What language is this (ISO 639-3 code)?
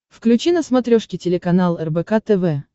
rus